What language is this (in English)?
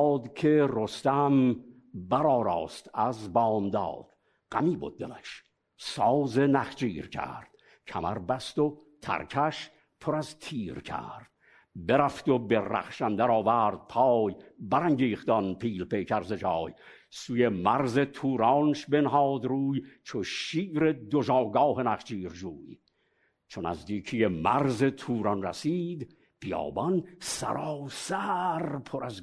Persian